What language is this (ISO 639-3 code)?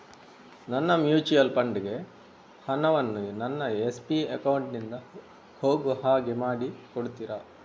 kan